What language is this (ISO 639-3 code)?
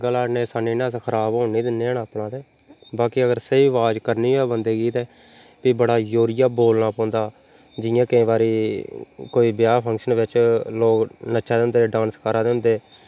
doi